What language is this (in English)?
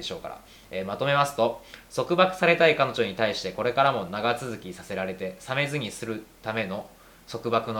Japanese